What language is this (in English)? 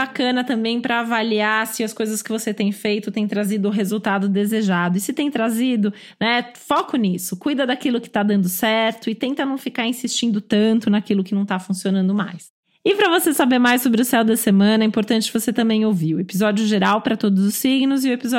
Portuguese